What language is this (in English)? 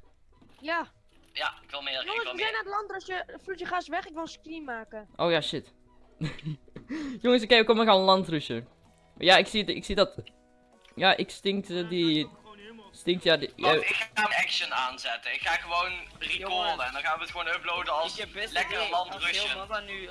Dutch